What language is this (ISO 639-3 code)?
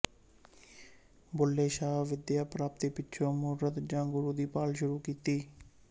pan